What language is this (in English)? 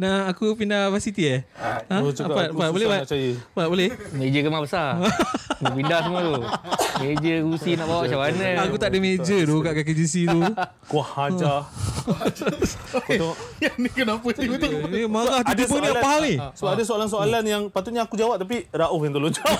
Malay